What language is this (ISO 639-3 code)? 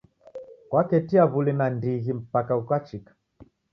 dav